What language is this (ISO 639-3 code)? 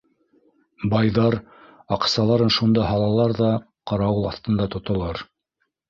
bak